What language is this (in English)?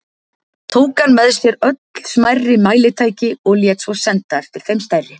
Icelandic